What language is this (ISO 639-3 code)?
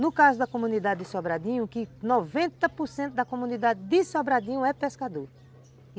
por